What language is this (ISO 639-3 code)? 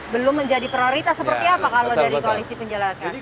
ind